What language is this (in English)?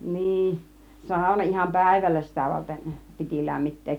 Finnish